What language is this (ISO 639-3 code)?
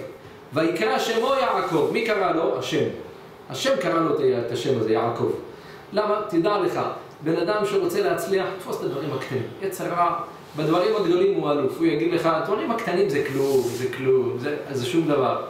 heb